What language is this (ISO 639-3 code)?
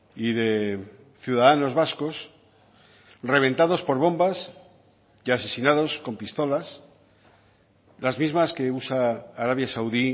spa